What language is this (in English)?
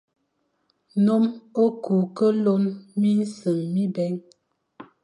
Fang